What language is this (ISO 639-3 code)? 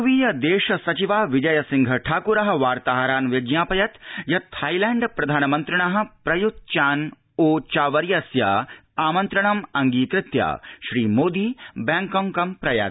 san